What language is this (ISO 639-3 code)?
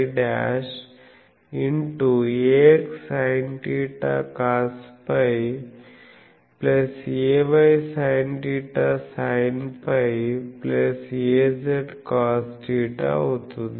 tel